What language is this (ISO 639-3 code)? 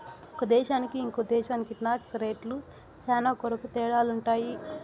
tel